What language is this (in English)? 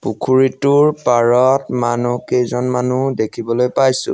Assamese